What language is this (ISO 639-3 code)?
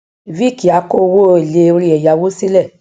yor